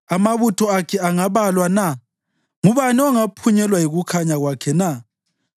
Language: North Ndebele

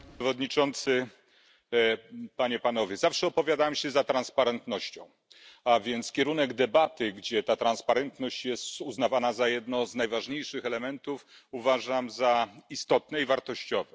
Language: Polish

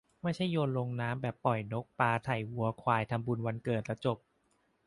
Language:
Thai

